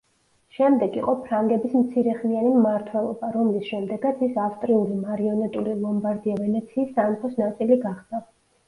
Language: Georgian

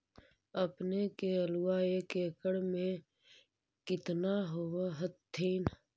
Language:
Magahi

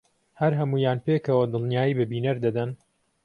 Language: Central Kurdish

